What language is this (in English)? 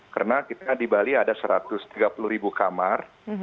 Indonesian